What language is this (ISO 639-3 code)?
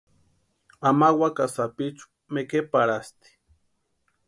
pua